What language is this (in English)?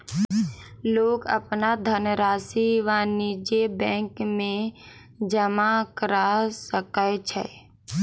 Maithili